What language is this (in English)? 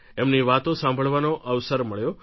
Gujarati